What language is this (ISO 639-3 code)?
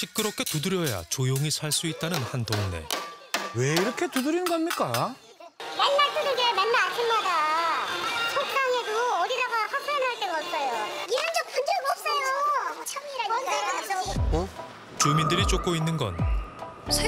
kor